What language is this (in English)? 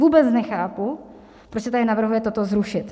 Czech